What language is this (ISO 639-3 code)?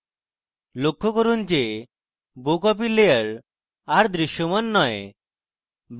ben